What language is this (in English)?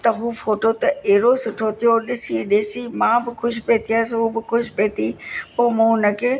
Sindhi